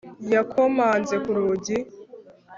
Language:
Kinyarwanda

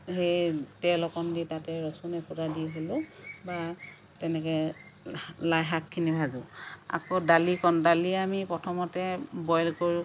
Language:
Assamese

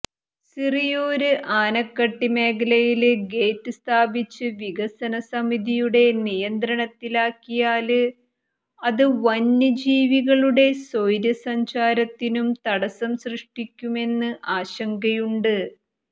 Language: Malayalam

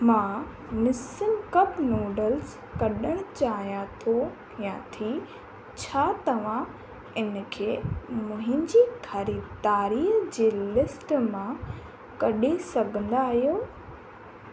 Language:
Sindhi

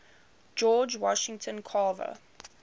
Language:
English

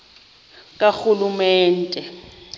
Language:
Xhosa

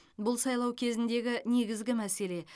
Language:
Kazakh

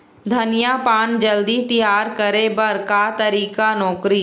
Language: Chhattisgarhi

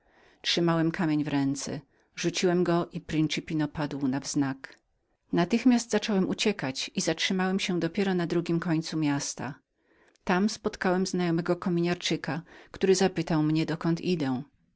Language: Polish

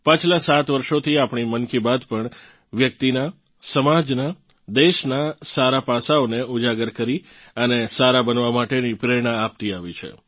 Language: Gujarati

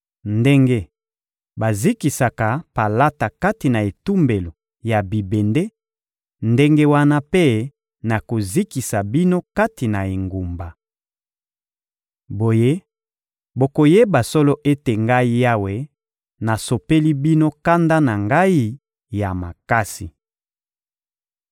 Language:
Lingala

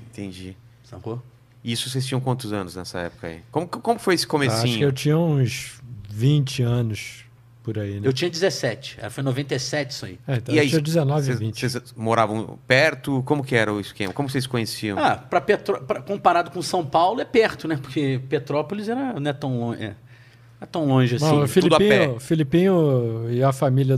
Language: Portuguese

